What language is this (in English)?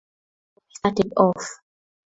English